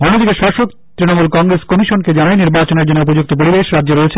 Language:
Bangla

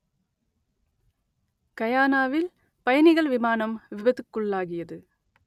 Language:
Tamil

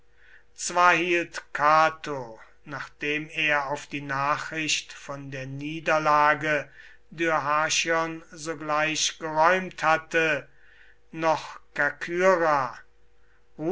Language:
German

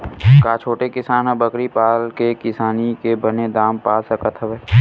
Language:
Chhattisgarhi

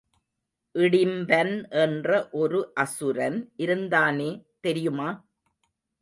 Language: Tamil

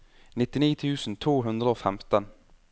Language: Norwegian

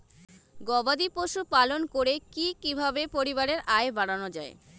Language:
Bangla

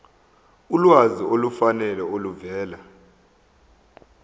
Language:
Zulu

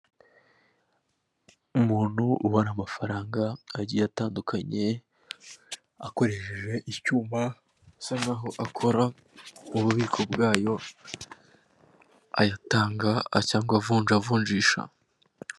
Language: Kinyarwanda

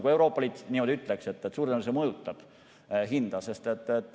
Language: Estonian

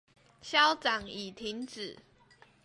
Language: Chinese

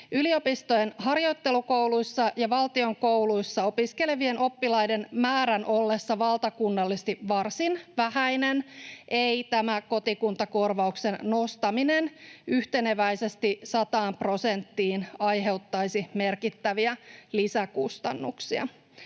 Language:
Finnish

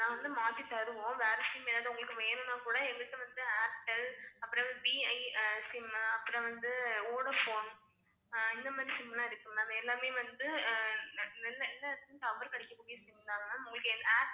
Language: Tamil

